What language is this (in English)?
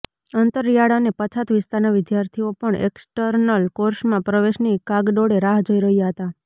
Gujarati